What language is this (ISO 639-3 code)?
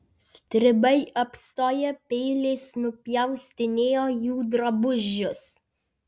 lit